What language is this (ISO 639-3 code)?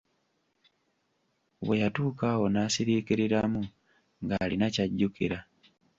lug